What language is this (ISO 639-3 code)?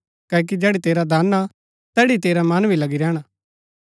gbk